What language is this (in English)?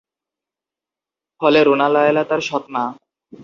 Bangla